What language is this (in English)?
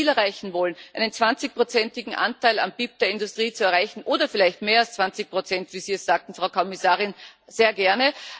German